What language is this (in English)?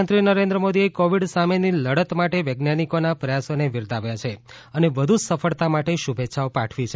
Gujarati